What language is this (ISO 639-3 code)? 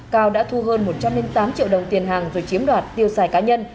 vie